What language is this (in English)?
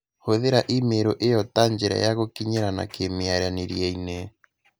Kikuyu